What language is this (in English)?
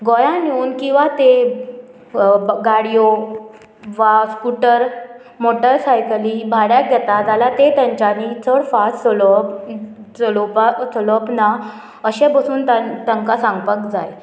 Konkani